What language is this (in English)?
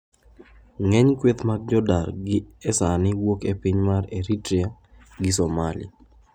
Luo (Kenya and Tanzania)